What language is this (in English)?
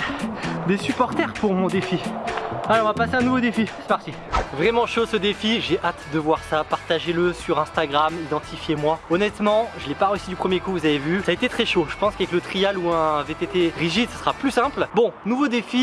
French